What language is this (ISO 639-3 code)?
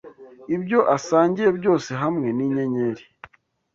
kin